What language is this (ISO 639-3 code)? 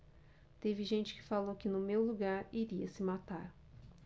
por